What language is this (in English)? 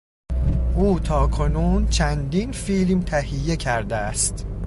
Persian